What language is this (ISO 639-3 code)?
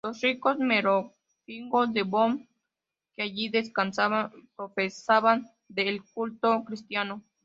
spa